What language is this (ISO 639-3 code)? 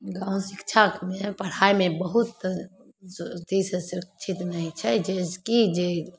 mai